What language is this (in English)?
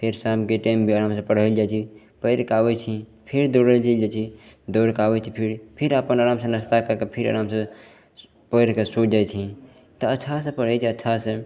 Maithili